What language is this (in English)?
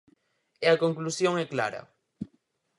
Galician